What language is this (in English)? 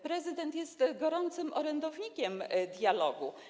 Polish